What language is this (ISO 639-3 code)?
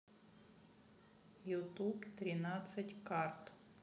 rus